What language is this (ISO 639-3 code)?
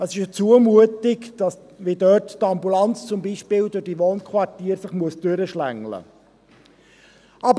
gsw